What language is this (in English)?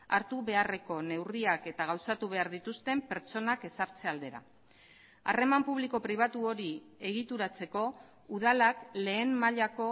Basque